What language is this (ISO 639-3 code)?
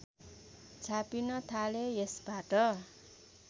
nep